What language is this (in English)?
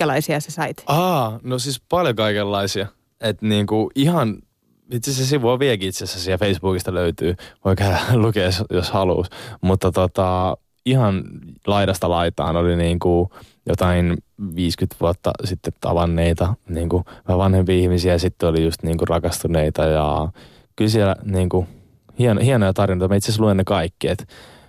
Finnish